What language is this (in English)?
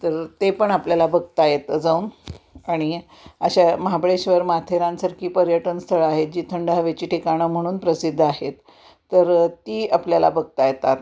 Marathi